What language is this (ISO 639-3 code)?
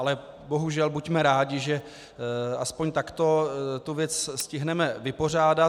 ces